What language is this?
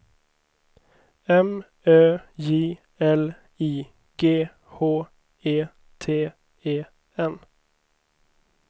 Swedish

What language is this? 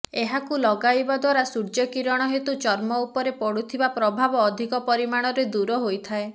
Odia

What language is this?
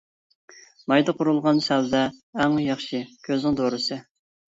Uyghur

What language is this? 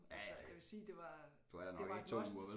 Danish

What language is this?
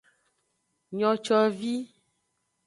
Aja (Benin)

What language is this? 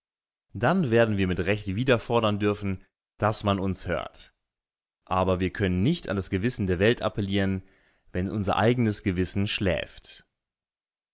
German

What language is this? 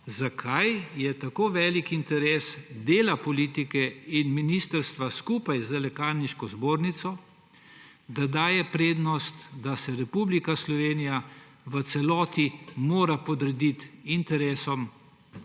Slovenian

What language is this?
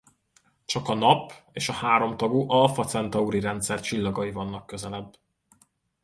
Hungarian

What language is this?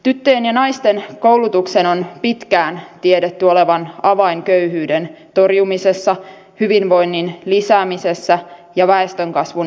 Finnish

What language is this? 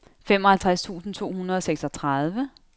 Danish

